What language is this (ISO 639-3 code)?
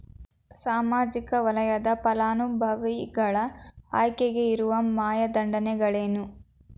kan